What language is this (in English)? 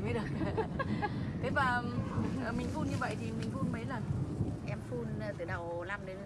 Vietnamese